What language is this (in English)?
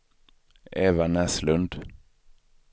Swedish